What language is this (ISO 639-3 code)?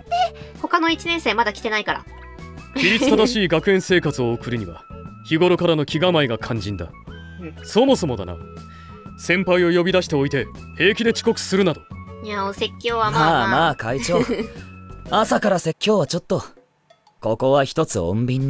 jpn